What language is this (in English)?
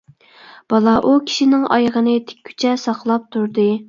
Uyghur